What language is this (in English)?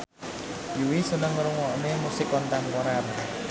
Javanese